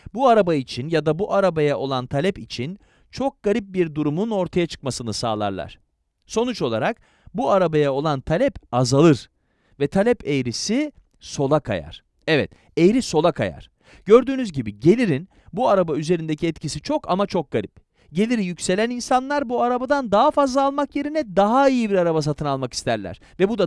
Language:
Turkish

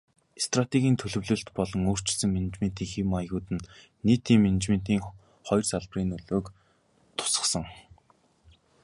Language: Mongolian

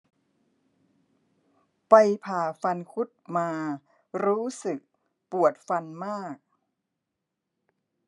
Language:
Thai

